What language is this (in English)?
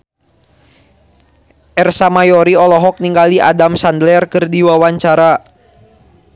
Sundanese